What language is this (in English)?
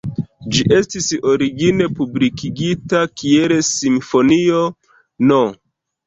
Esperanto